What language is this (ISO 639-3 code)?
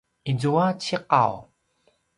pwn